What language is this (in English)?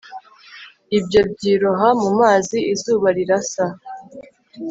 Kinyarwanda